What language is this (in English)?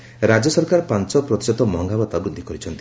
Odia